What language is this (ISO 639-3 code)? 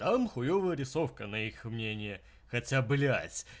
rus